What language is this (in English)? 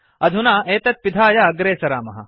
Sanskrit